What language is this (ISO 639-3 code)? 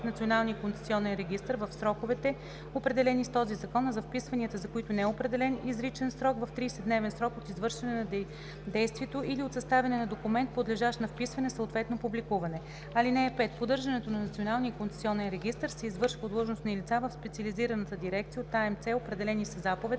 bul